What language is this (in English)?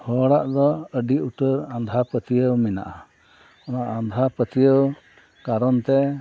Santali